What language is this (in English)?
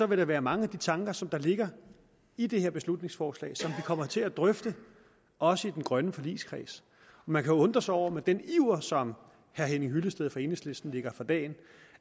Danish